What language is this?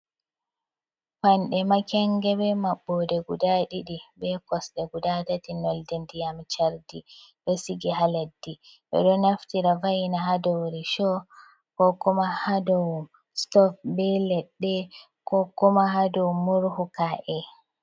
Fula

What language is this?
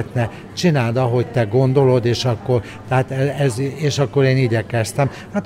Hungarian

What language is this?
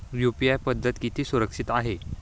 Marathi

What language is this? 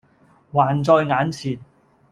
Cantonese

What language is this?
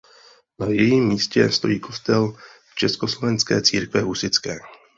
Czech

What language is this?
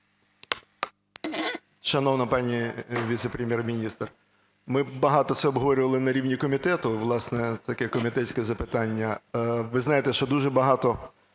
Ukrainian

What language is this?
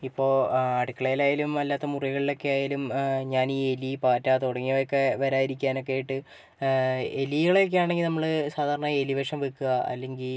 Malayalam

